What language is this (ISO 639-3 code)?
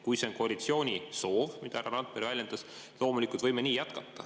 est